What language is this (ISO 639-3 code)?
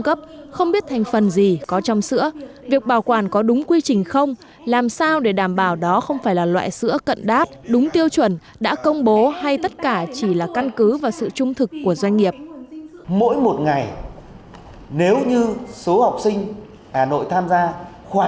vie